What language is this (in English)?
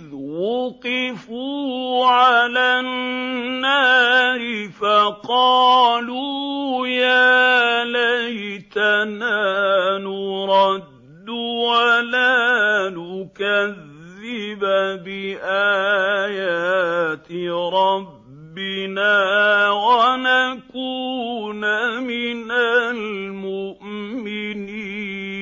Arabic